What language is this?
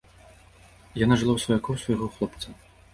Belarusian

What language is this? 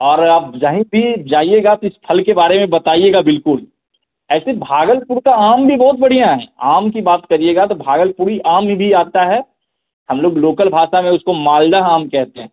Hindi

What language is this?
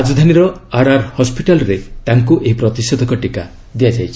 Odia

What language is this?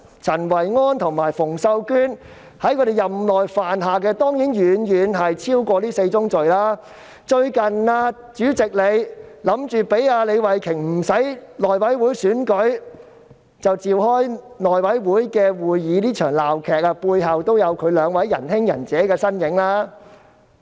Cantonese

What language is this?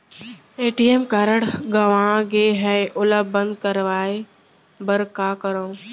Chhattisgarhi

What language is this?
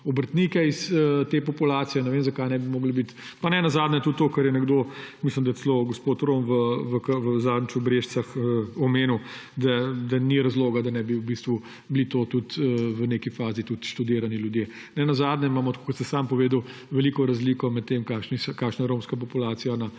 Slovenian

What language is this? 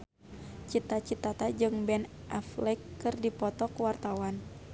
Sundanese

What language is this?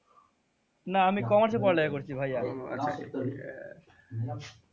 Bangla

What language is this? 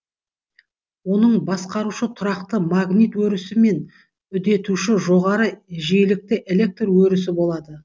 Kazakh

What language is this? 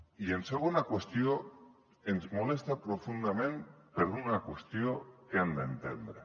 Catalan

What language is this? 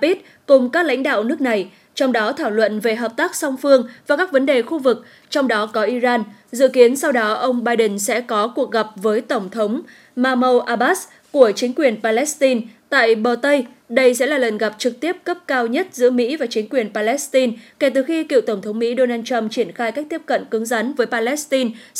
Vietnamese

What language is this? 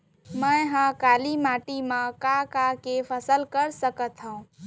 Chhattisgarhi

